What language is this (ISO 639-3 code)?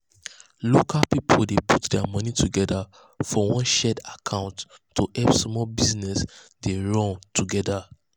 pcm